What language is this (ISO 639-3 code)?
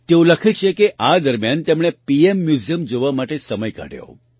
guj